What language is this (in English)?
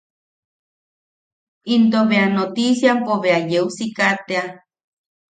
Yaqui